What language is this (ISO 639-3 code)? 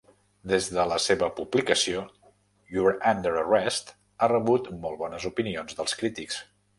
cat